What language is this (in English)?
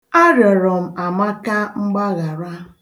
Igbo